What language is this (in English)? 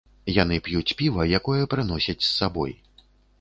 Belarusian